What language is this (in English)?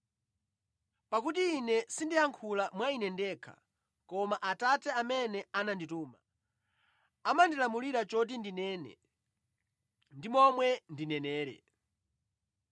Nyanja